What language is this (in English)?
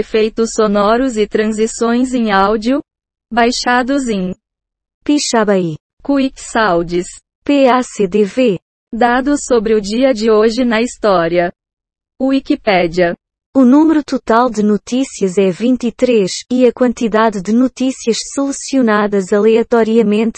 Portuguese